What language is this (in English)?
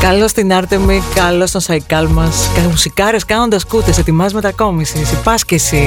Greek